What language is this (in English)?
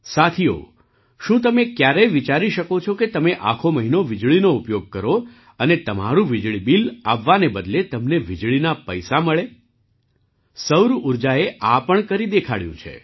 Gujarati